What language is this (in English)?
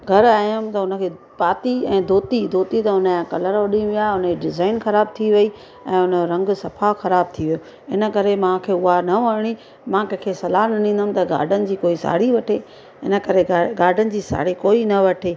Sindhi